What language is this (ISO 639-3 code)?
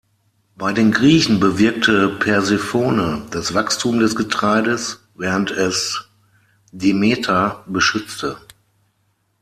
deu